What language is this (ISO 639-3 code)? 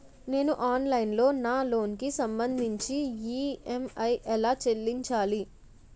tel